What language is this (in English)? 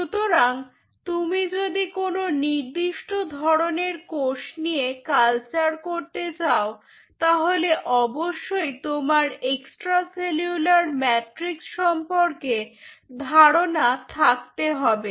Bangla